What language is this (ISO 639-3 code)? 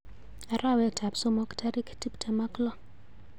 kln